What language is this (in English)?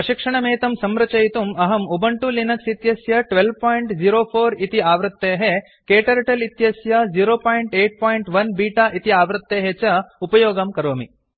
Sanskrit